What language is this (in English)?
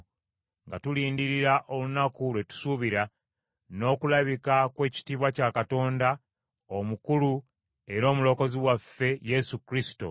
Ganda